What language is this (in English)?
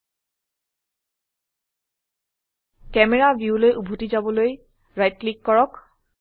Assamese